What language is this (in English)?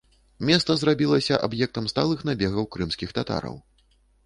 Belarusian